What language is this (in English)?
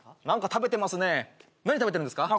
Japanese